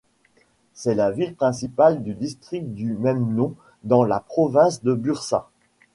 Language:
French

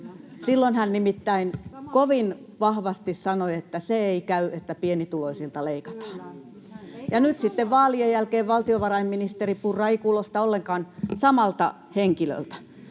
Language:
Finnish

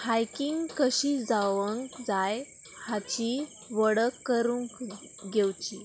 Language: Konkani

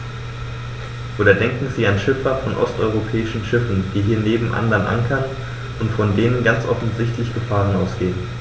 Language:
German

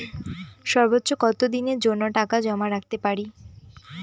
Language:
Bangla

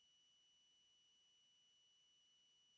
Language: Slovenian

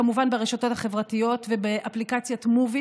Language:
Hebrew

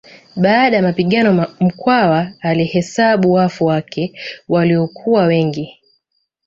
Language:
Swahili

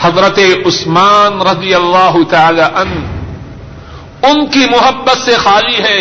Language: Urdu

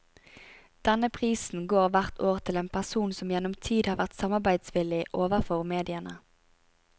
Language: Norwegian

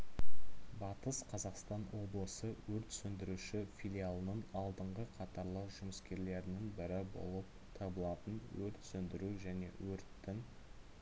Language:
Kazakh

